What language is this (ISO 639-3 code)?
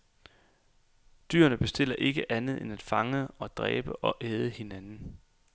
dan